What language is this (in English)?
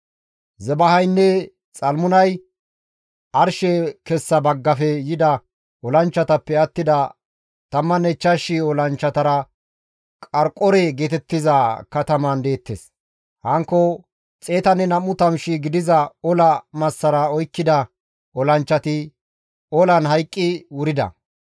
Gamo